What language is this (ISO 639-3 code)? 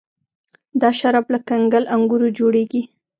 pus